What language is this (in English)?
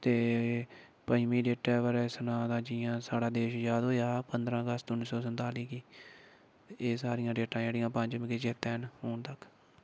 Dogri